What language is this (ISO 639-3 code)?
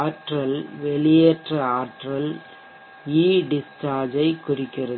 tam